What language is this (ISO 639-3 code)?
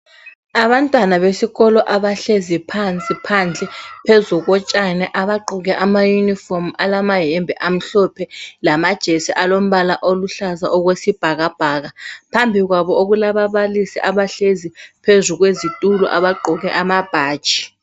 nde